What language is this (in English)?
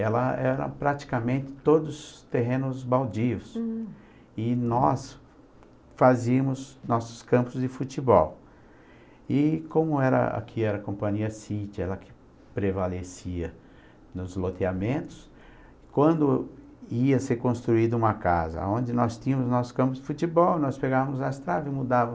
Portuguese